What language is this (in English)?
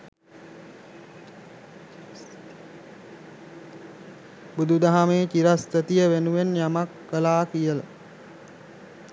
Sinhala